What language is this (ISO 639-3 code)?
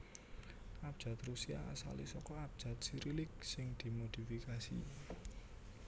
jav